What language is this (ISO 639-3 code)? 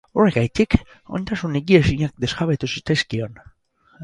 eus